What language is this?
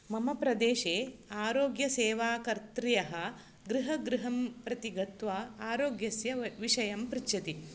Sanskrit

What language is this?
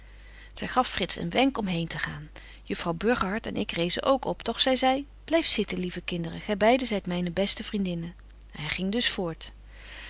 Dutch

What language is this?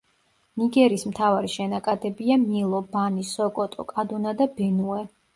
Georgian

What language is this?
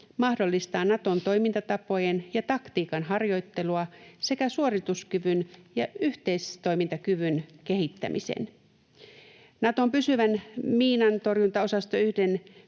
Finnish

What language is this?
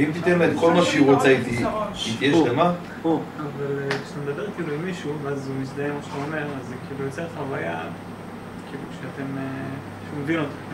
Hebrew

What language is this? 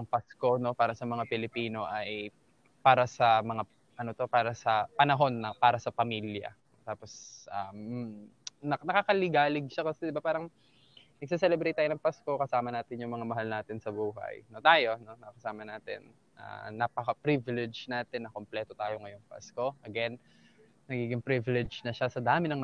Filipino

